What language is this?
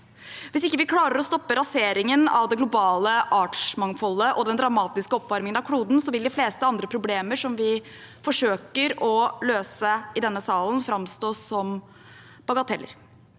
Norwegian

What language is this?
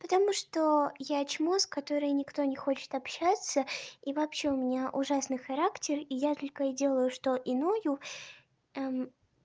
Russian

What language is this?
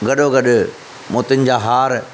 Sindhi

